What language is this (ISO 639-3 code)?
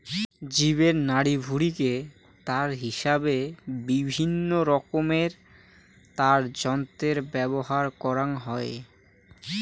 ben